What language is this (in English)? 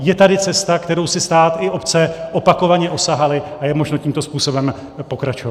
Czech